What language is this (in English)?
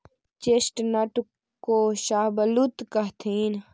Magahi